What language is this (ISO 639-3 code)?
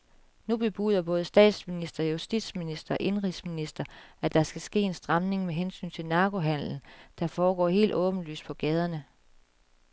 dan